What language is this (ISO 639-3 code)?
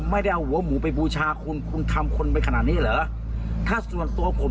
tha